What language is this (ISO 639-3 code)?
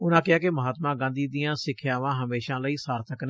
pan